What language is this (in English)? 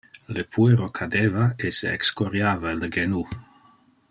Interlingua